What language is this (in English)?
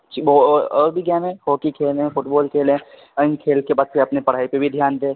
Urdu